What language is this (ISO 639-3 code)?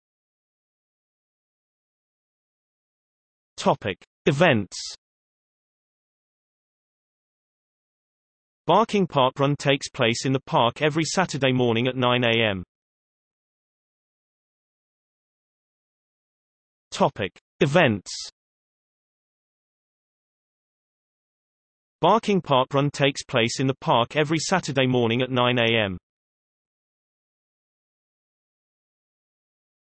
eng